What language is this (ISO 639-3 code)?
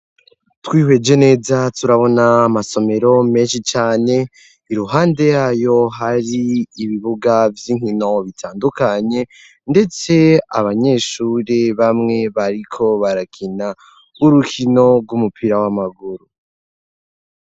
run